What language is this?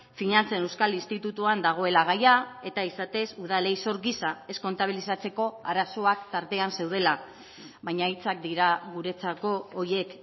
Basque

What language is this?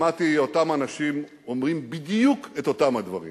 Hebrew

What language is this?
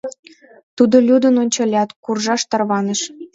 Mari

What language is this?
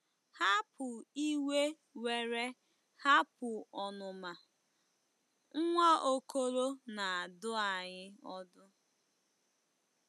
Igbo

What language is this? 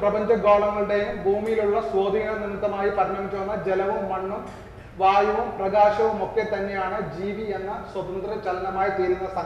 Malayalam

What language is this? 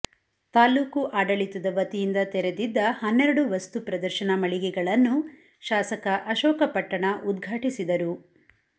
Kannada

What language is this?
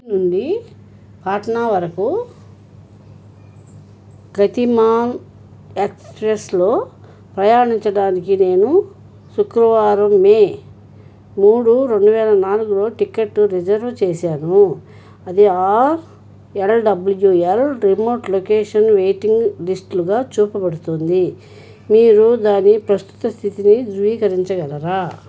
Telugu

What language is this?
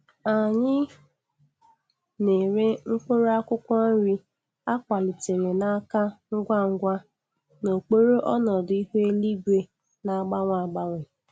Igbo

